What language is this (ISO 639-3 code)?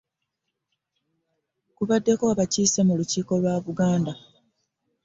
lug